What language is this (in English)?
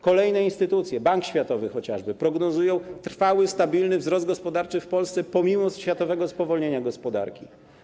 Polish